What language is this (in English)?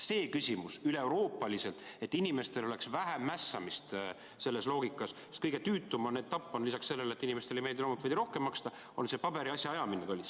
Estonian